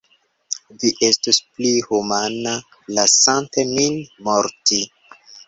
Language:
Esperanto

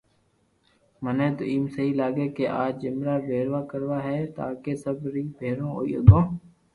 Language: Loarki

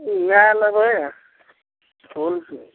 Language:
Maithili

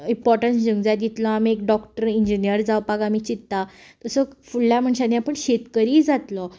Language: Konkani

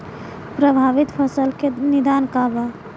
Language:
Bhojpuri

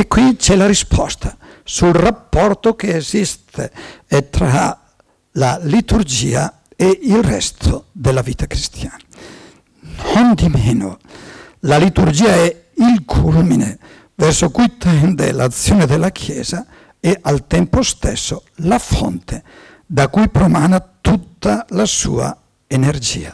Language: Italian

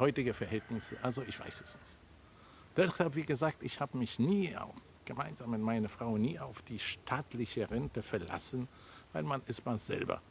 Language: German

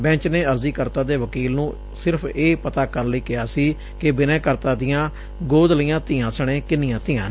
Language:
Punjabi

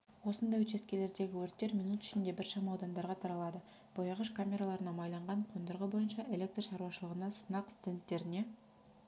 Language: Kazakh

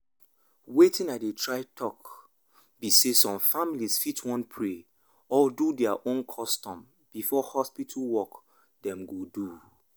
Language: Nigerian Pidgin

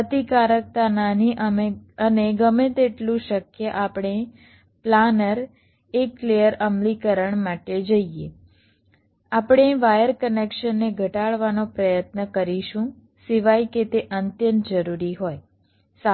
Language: Gujarati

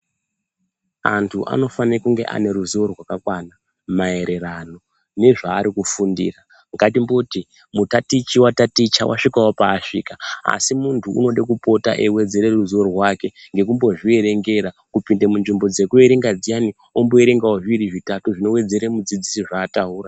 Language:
Ndau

